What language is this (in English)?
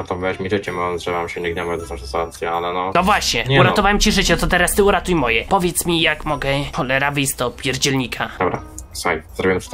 Polish